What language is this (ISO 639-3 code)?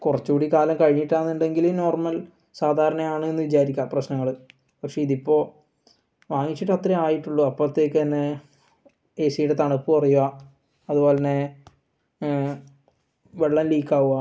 mal